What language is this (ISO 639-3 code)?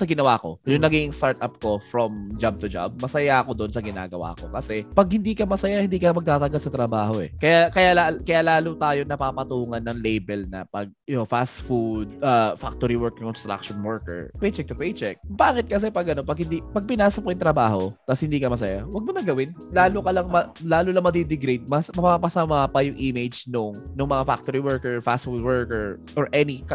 fil